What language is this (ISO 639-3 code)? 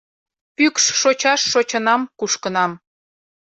chm